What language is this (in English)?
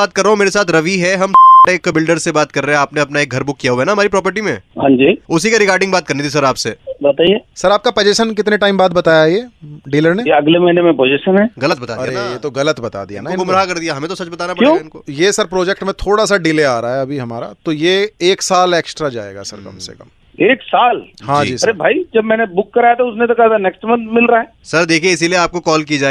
Hindi